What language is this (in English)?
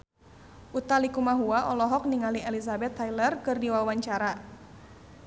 Sundanese